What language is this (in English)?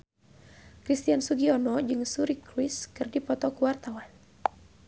Sundanese